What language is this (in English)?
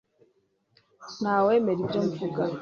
Kinyarwanda